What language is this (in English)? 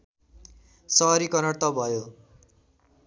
Nepali